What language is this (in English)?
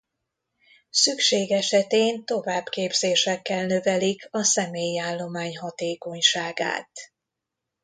Hungarian